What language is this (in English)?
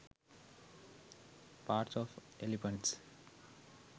Sinhala